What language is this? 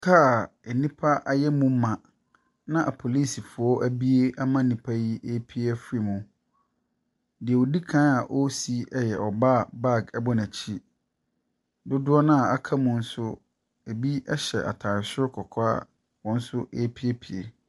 Akan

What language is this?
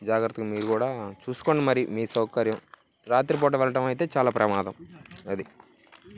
Telugu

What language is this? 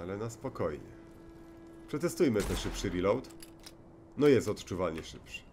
Polish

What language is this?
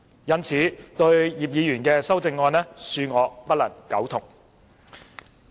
Cantonese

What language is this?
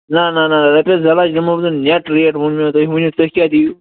Kashmiri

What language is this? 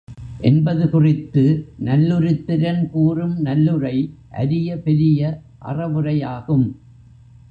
Tamil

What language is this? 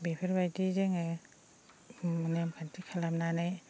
Bodo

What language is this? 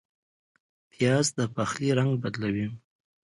Pashto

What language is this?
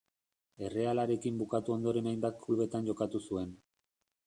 Basque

